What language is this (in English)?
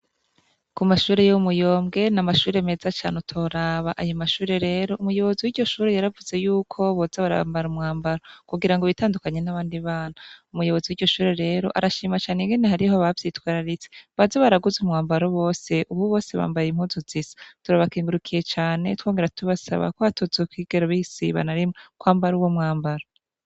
Rundi